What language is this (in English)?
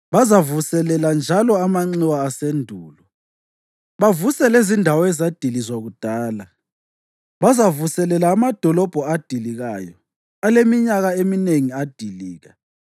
North Ndebele